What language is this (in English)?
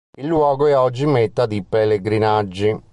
Italian